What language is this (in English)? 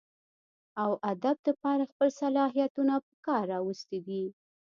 Pashto